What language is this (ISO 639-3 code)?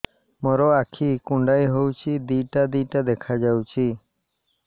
ori